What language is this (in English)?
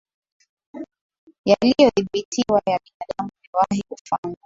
Swahili